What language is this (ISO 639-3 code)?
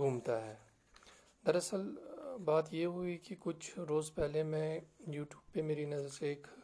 urd